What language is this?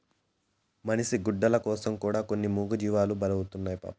Telugu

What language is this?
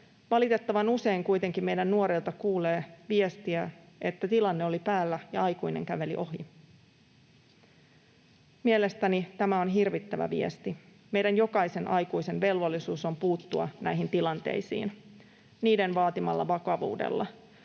Finnish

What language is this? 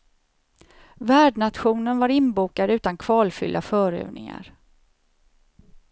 Swedish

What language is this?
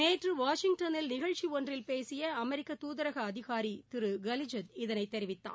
Tamil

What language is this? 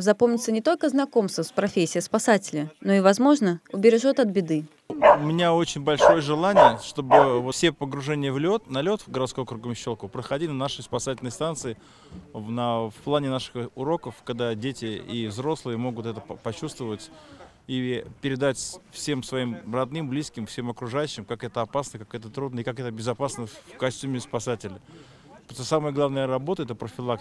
Russian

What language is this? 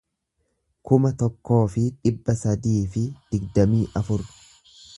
Oromo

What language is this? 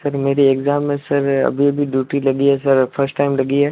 Hindi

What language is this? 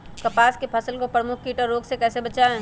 Magahi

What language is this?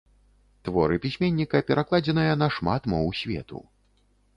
Belarusian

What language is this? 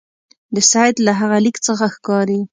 Pashto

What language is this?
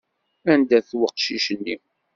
Kabyle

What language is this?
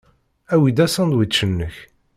Kabyle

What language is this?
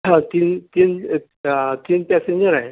Urdu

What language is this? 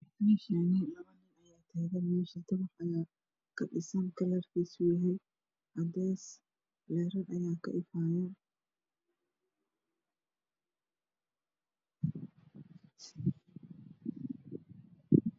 Somali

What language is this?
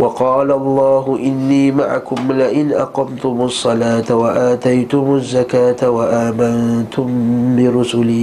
Malay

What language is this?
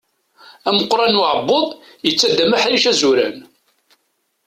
Kabyle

